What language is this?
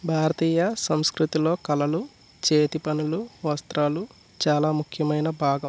Telugu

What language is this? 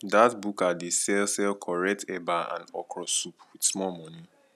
Nigerian Pidgin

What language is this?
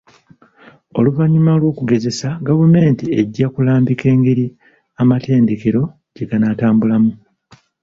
Ganda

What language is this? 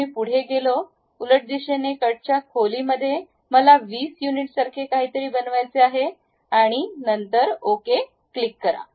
Marathi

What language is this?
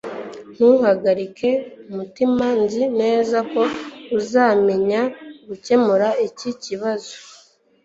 Kinyarwanda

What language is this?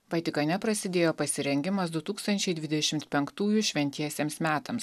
Lithuanian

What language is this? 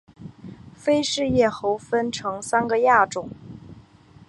Chinese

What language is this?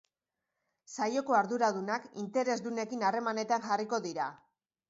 Basque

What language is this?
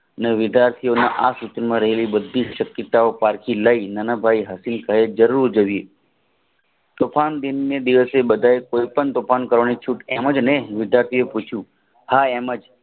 Gujarati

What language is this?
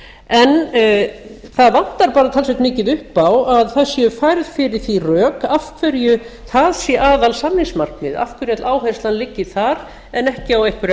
Icelandic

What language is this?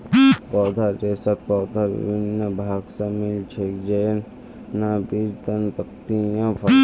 Magahi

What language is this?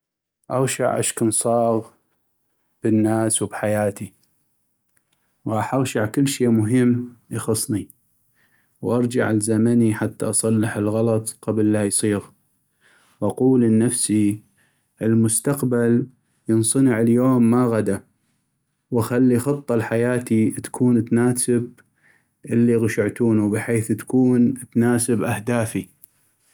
North Mesopotamian Arabic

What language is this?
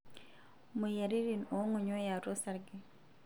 Masai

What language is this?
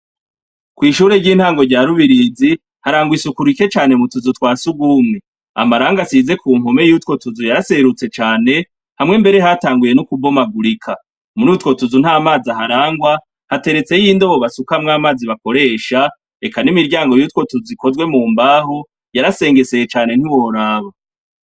Rundi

